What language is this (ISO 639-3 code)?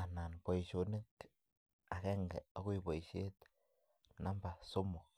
kln